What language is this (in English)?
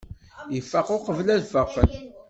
Kabyle